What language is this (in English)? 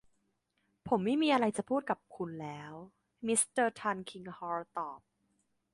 Thai